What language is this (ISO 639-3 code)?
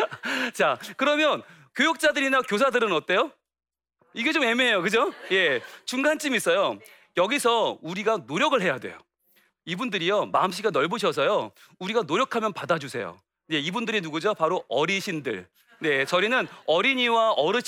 kor